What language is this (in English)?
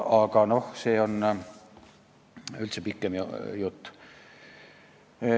Estonian